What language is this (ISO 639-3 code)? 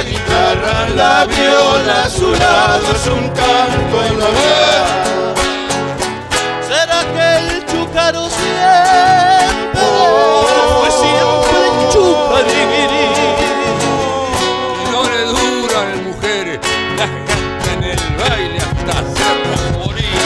spa